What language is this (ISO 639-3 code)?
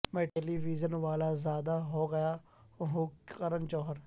urd